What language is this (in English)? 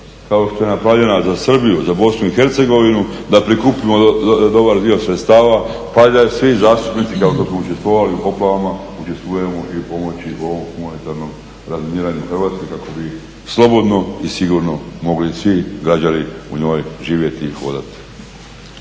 Croatian